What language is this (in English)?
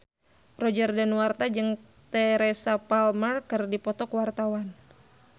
Sundanese